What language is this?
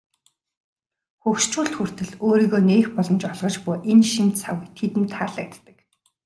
Mongolian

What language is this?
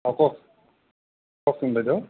Assamese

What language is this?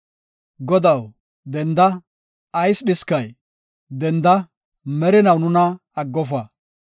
Gofa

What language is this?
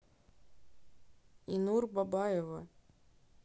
Russian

